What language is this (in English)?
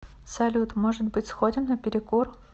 Russian